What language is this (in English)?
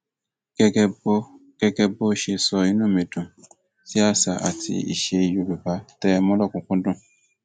Yoruba